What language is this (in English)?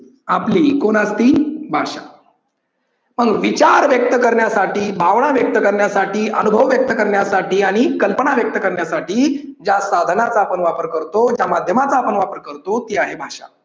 Marathi